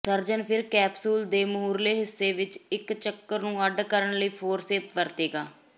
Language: Punjabi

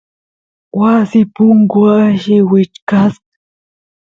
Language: Santiago del Estero Quichua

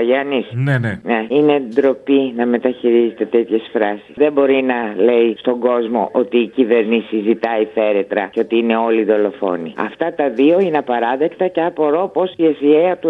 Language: Greek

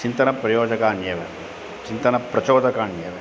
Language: Sanskrit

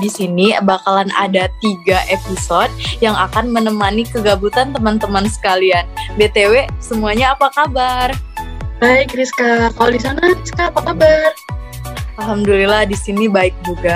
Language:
Indonesian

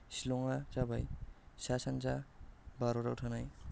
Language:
Bodo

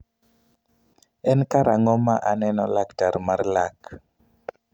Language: Luo (Kenya and Tanzania)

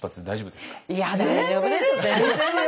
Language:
Japanese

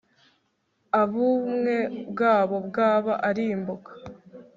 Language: Kinyarwanda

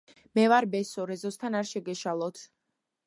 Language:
Georgian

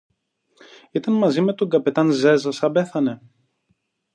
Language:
Greek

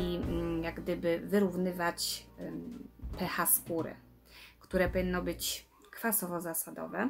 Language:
Polish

